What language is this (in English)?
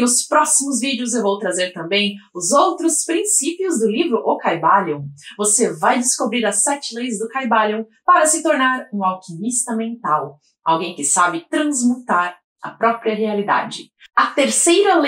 Portuguese